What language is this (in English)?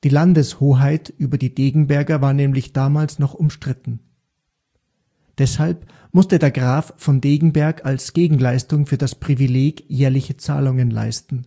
German